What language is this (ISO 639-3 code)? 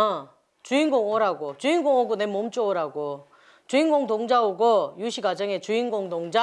kor